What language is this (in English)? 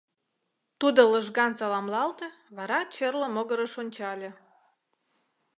Mari